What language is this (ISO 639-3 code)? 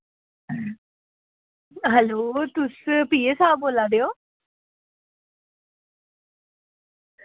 doi